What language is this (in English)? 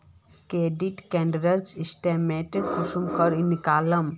Magahi